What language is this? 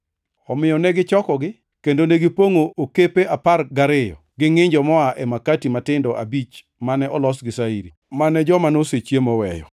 Luo (Kenya and Tanzania)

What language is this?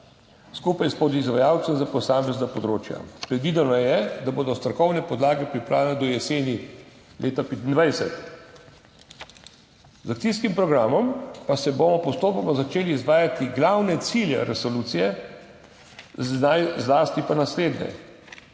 Slovenian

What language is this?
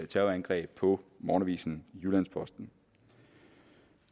Danish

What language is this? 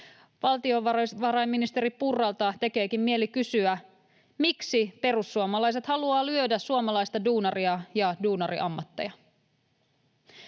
Finnish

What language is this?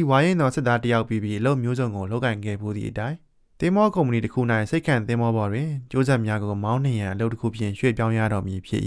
Thai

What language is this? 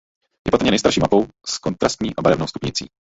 Czech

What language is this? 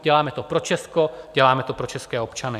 Czech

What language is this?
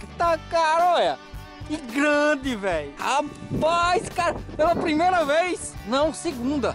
Portuguese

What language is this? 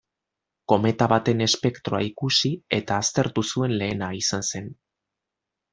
Basque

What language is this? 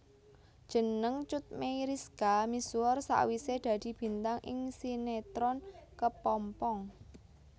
Javanese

